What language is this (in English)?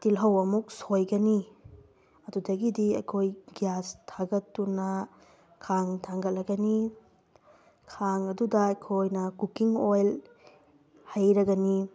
Manipuri